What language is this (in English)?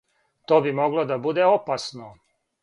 Serbian